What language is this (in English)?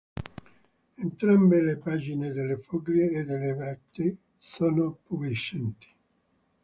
Italian